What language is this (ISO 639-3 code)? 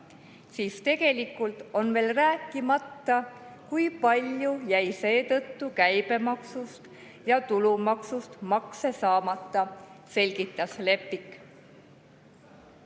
est